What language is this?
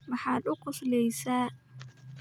Somali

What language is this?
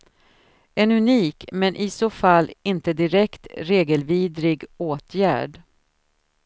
Swedish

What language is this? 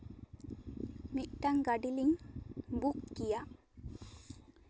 Santali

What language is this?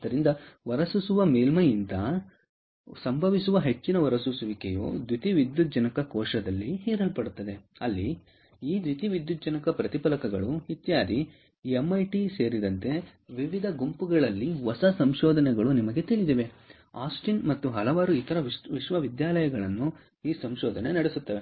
Kannada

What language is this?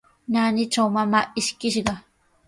Sihuas Ancash Quechua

